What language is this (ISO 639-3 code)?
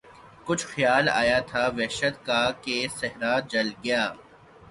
urd